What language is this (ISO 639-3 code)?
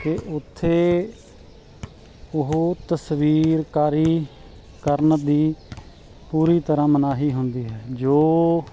pan